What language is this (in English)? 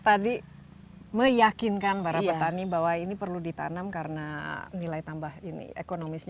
Indonesian